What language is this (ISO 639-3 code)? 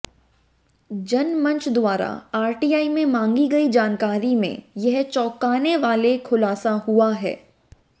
hin